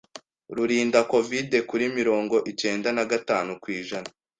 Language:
Kinyarwanda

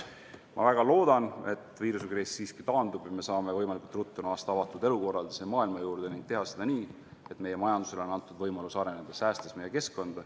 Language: Estonian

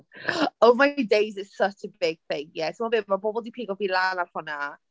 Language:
Welsh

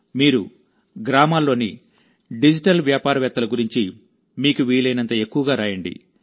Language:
Telugu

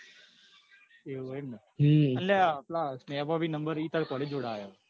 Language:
Gujarati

